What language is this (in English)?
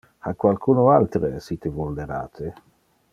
Interlingua